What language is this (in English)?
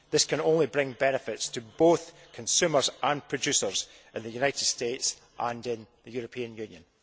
English